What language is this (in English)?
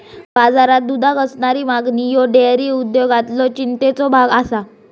Marathi